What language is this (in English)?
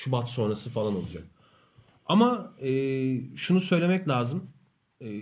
Turkish